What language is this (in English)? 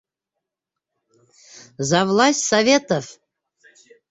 Bashkir